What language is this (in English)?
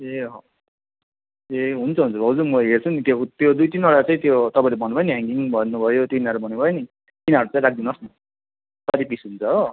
Nepali